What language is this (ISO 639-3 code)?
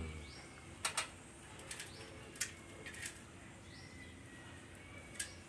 vie